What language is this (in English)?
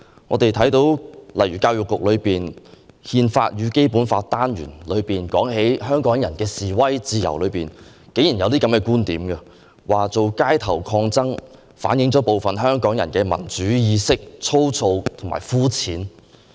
Cantonese